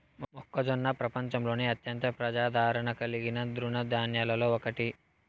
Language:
Telugu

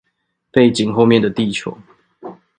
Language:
Chinese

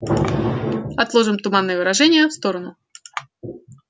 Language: Russian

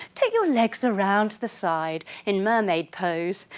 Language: English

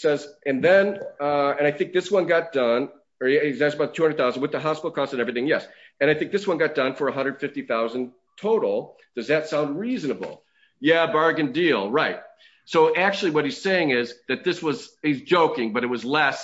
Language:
English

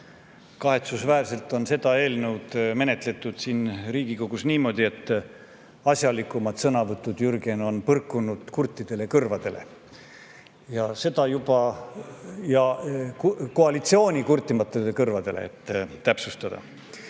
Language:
Estonian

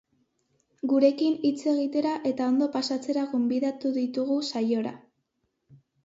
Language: Basque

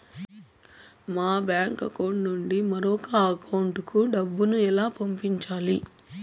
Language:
Telugu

